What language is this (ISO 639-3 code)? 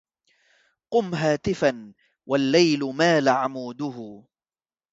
ara